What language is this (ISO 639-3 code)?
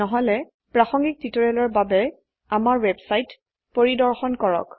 asm